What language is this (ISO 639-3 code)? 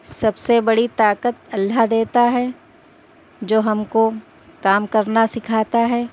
urd